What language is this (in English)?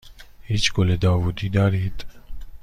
Persian